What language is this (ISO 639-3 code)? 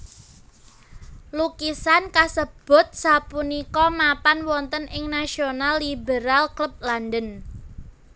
jav